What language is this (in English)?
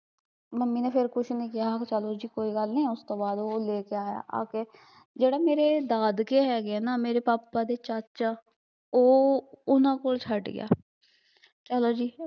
Punjabi